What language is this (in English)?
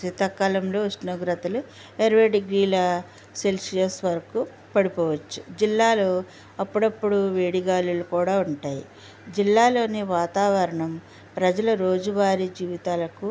Telugu